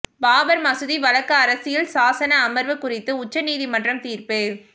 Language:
Tamil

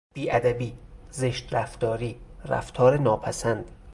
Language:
Persian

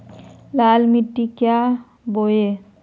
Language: Magahi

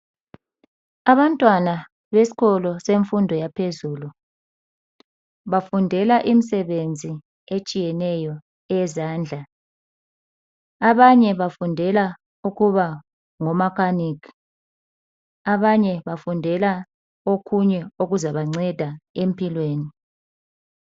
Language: North Ndebele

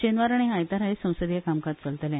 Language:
Konkani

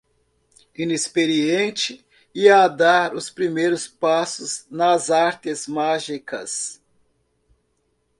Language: Portuguese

